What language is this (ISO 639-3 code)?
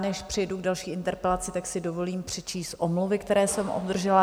ces